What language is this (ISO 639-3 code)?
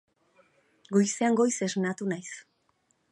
eus